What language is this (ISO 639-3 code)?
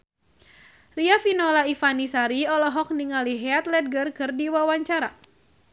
sun